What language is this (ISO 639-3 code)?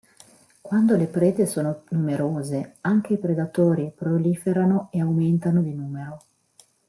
ita